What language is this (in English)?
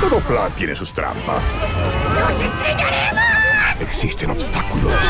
Spanish